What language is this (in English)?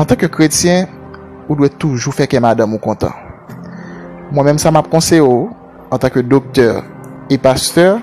French